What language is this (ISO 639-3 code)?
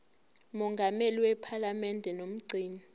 zul